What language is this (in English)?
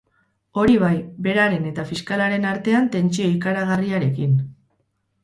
Basque